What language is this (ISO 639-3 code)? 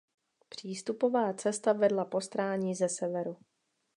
ces